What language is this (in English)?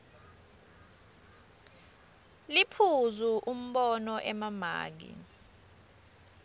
Swati